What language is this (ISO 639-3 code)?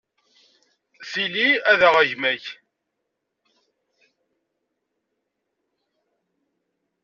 kab